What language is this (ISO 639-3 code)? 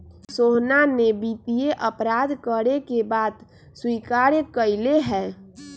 mag